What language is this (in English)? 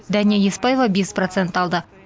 Kazakh